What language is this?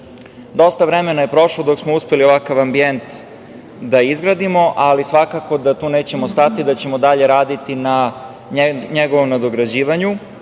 Serbian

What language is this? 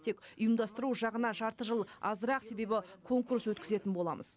Kazakh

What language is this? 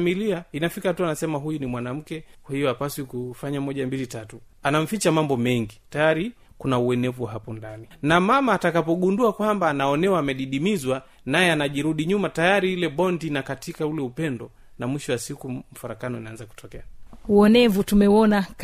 Swahili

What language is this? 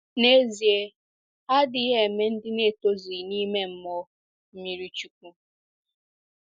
Igbo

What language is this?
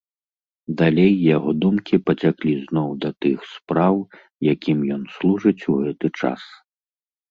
Belarusian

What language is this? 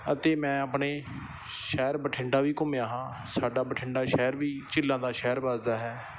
Punjabi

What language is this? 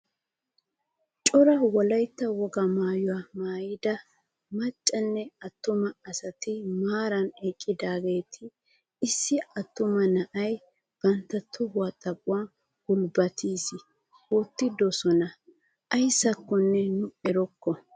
Wolaytta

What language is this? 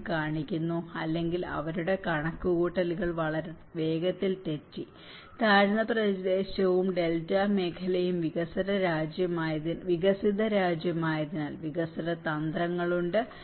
Malayalam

